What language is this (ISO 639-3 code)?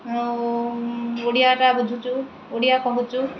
ori